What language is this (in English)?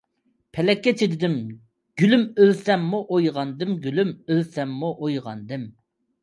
Uyghur